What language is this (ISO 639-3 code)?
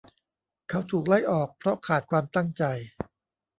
tha